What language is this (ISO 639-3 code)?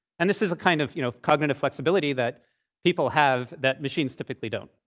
eng